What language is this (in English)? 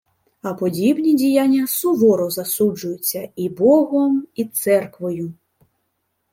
Ukrainian